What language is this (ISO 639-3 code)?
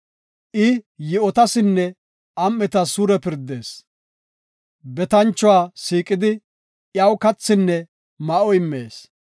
gof